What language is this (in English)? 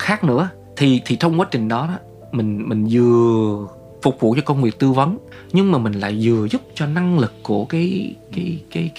Vietnamese